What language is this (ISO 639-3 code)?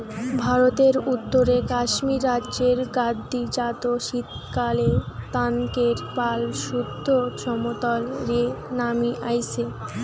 ben